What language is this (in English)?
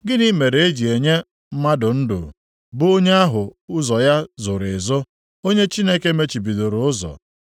Igbo